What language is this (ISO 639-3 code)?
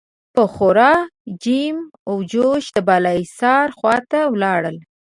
pus